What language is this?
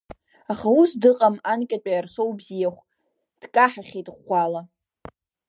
Abkhazian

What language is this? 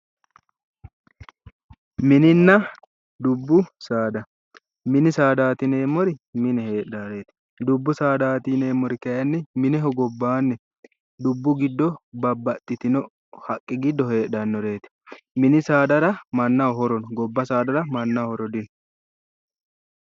Sidamo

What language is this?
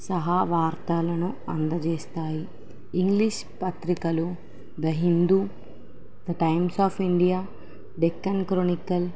Telugu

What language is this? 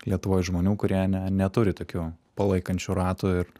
Lithuanian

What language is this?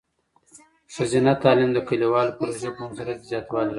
Pashto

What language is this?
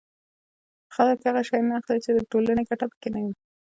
Pashto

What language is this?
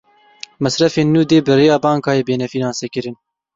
Kurdish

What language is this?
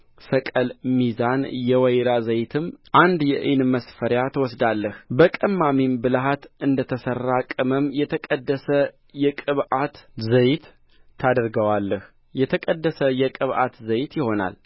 Amharic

